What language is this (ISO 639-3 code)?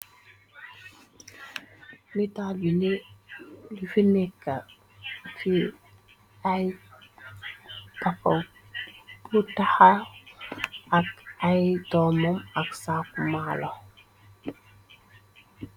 wol